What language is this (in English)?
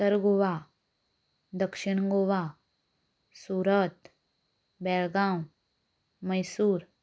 Konkani